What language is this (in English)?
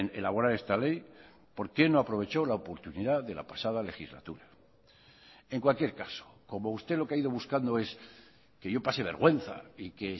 Spanish